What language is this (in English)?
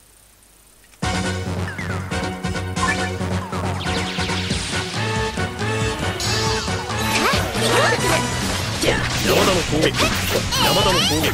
Japanese